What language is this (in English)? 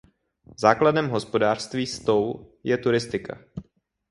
Czech